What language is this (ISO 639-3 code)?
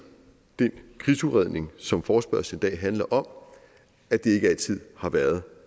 dan